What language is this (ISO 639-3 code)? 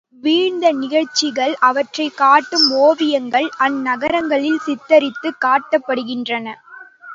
tam